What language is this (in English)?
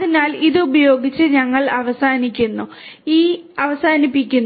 Malayalam